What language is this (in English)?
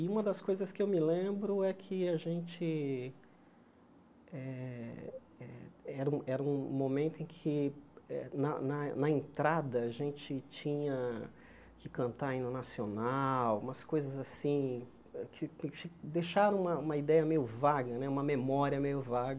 Portuguese